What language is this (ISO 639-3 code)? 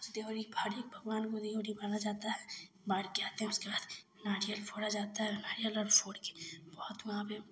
hin